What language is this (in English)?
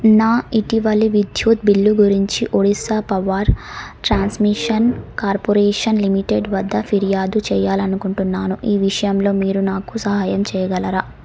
Telugu